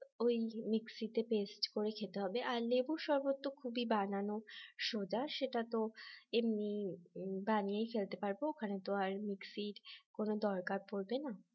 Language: Bangla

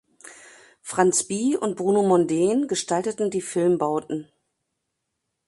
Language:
German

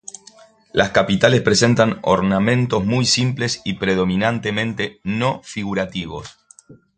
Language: Spanish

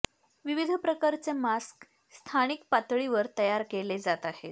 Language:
Marathi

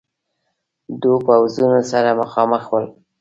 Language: Pashto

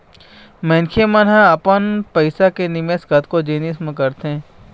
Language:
Chhattisgarhi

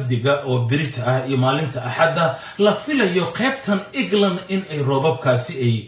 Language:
Arabic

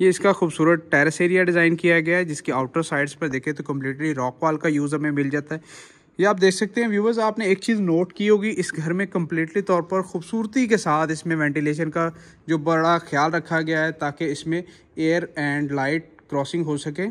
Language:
Hindi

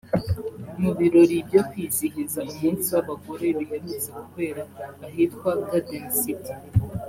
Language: Kinyarwanda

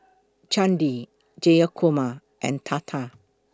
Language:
English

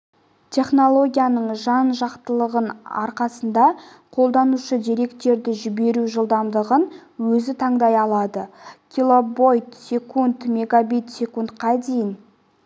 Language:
Kazakh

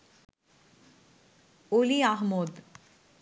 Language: Bangla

